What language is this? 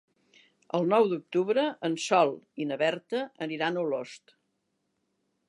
Catalan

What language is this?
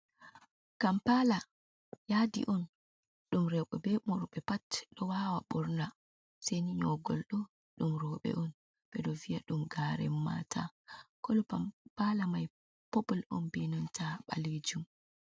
Fula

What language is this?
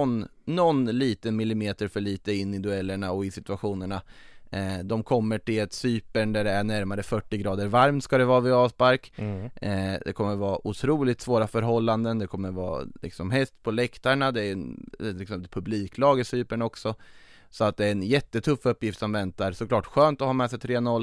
Swedish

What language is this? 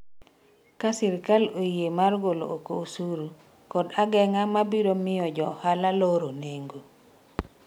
Luo (Kenya and Tanzania)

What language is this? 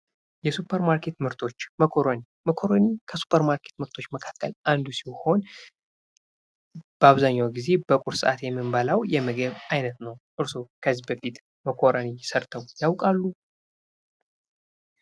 Amharic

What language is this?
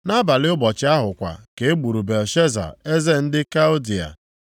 Igbo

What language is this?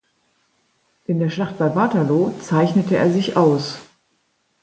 German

